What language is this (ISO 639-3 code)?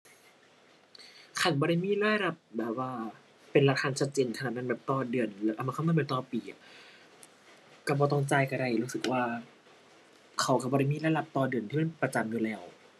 tha